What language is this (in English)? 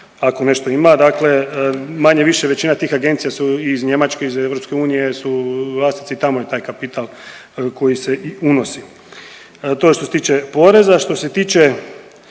Croatian